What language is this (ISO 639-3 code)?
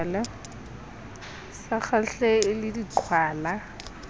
sot